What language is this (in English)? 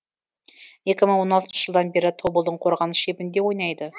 Kazakh